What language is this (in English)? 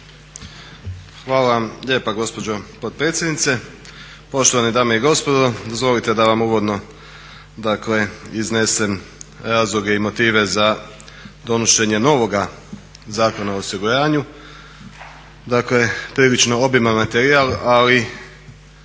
Croatian